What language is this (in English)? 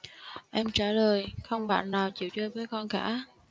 Vietnamese